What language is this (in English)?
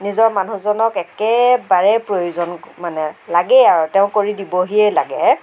Assamese